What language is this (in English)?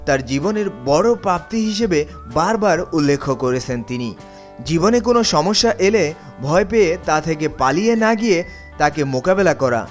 Bangla